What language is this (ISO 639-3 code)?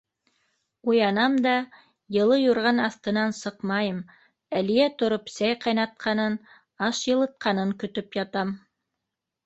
bak